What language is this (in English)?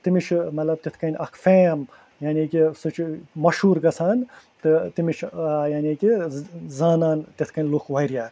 Kashmiri